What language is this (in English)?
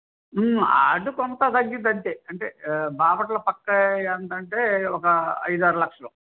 Telugu